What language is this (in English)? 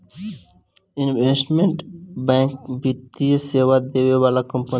Bhojpuri